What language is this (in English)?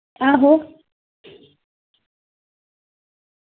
Dogri